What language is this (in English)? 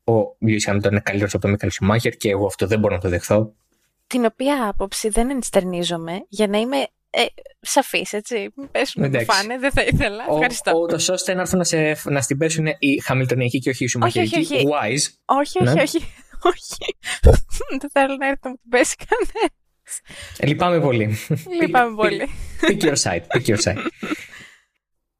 Greek